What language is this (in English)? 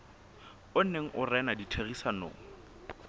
Southern Sotho